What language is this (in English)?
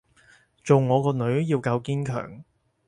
Cantonese